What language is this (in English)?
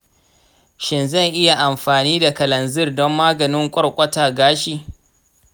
Hausa